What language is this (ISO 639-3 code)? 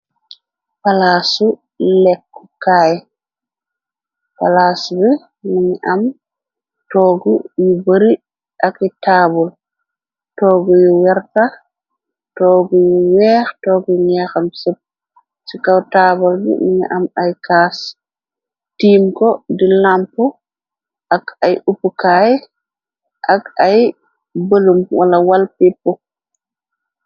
wol